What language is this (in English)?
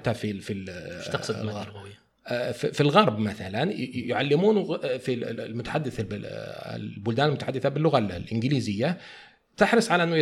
Arabic